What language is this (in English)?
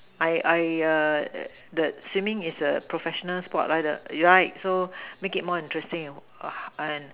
English